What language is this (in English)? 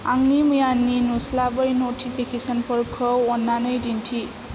Bodo